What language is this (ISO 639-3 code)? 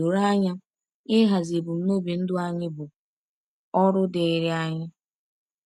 ibo